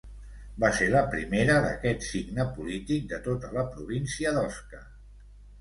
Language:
Catalan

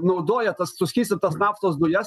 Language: Lithuanian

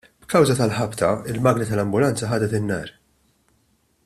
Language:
Maltese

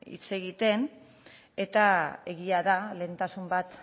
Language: Basque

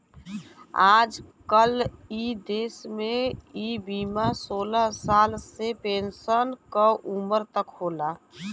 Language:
Bhojpuri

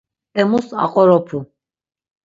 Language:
Laz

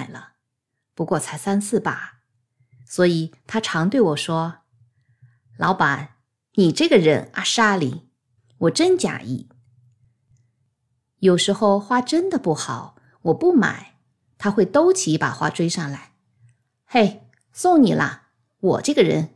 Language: Chinese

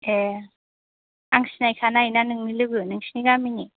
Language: Bodo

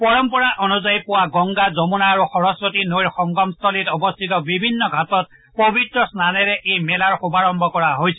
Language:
Assamese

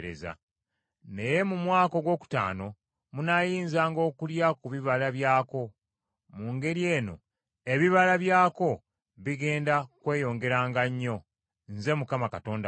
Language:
Ganda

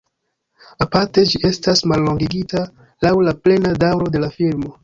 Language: Esperanto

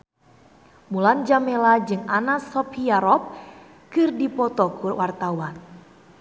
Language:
Sundanese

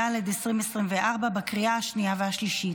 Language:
Hebrew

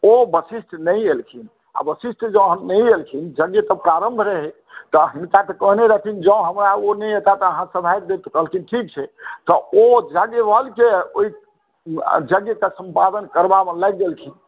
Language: Maithili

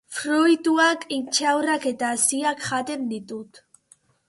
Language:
Basque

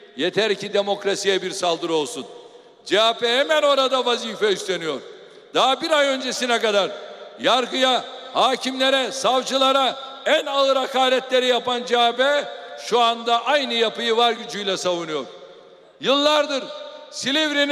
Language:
Turkish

